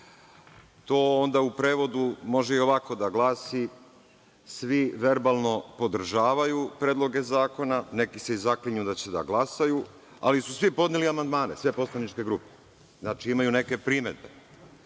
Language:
Serbian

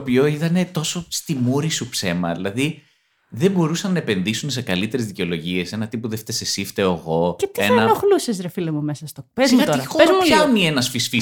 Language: Greek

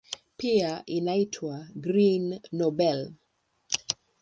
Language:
Swahili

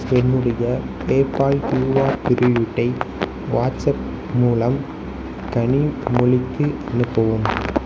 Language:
Tamil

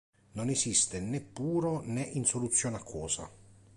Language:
Italian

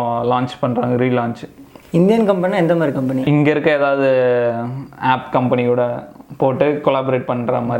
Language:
Tamil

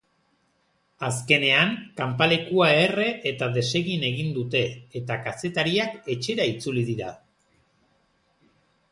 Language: Basque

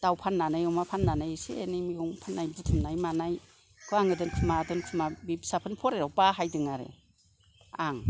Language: Bodo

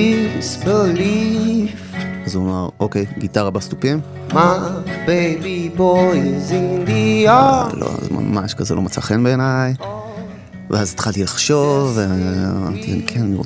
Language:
Hebrew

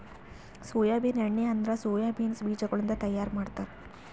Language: Kannada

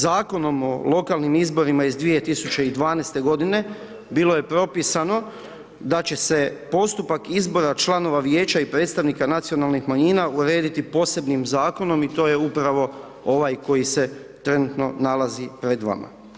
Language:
Croatian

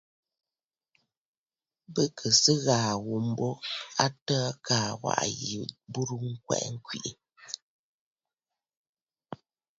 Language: Bafut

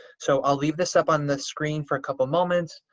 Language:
English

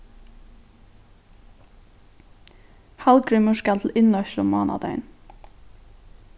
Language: Faroese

